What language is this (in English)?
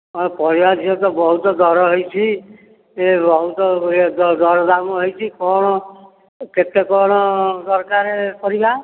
Odia